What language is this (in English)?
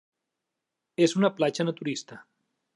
Catalan